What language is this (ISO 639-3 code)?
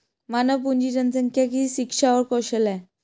hin